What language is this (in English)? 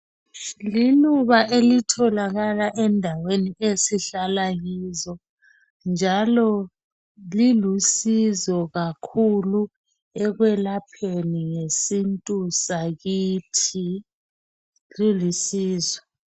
North Ndebele